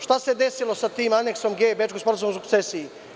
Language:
Serbian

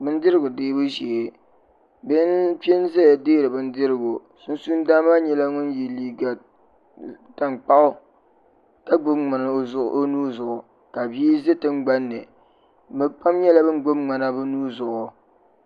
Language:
Dagbani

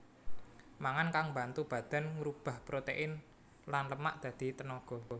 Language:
Javanese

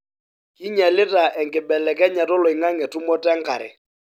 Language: Masai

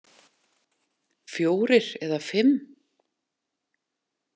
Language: Icelandic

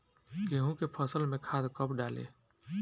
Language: Bhojpuri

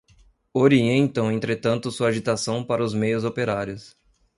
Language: Portuguese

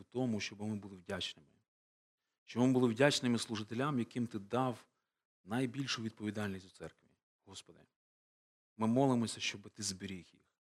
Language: Ukrainian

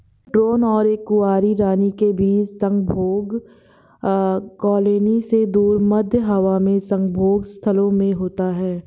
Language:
Hindi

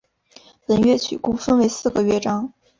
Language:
Chinese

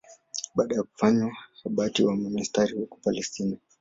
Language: Swahili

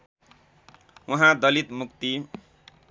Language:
Nepali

